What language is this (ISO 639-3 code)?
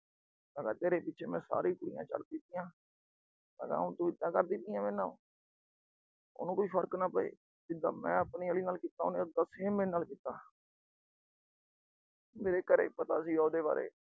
pan